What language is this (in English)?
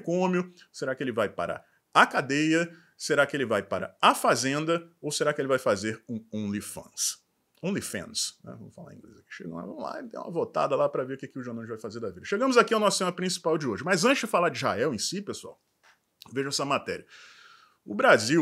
Portuguese